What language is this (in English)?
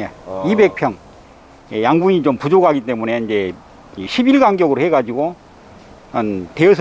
Korean